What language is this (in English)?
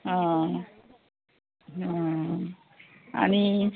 Konkani